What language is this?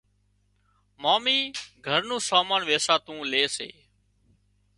Wadiyara Koli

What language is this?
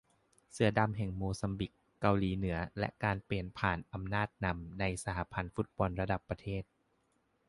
Thai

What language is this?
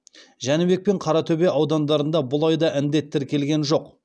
Kazakh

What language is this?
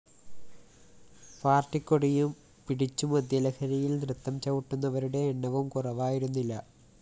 Malayalam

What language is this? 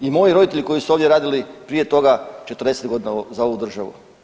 Croatian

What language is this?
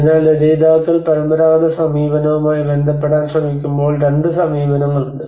Malayalam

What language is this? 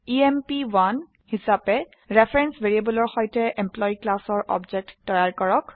Assamese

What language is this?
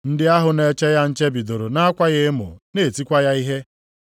Igbo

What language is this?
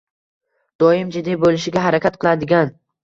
Uzbek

